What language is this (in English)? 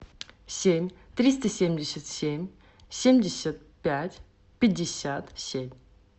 Russian